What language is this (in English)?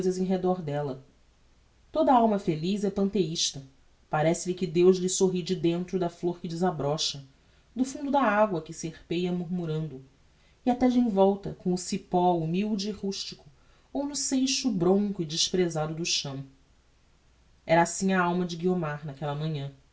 Portuguese